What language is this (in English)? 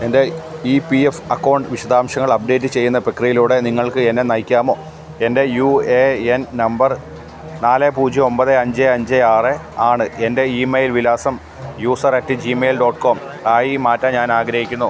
Malayalam